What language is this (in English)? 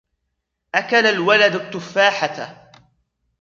Arabic